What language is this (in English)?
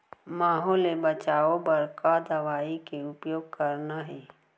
Chhattisgarhi